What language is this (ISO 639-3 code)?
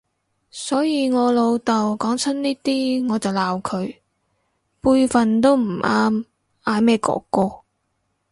yue